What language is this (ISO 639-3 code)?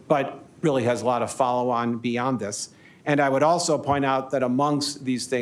eng